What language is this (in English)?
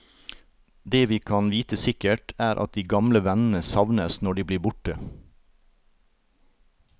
Norwegian